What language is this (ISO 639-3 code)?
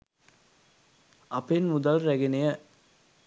sin